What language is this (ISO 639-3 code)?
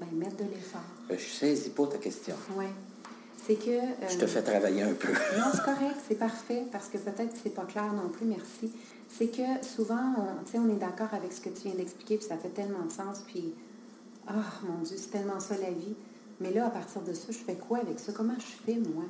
fra